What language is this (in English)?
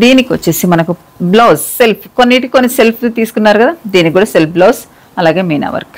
Telugu